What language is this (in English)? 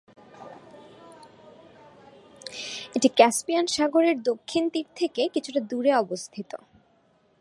Bangla